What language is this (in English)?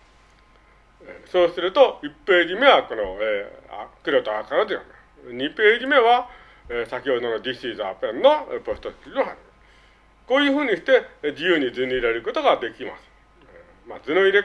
Japanese